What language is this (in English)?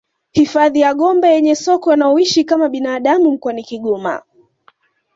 Swahili